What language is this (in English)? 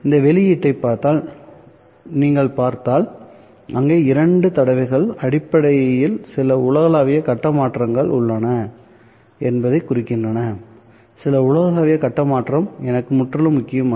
Tamil